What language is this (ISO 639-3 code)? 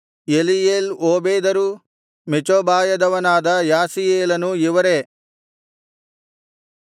kan